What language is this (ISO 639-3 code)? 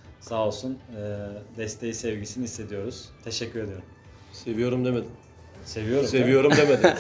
tur